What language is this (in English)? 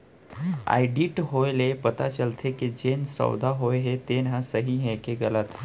Chhattisgarhi